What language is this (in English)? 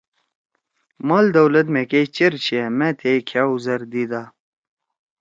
Torwali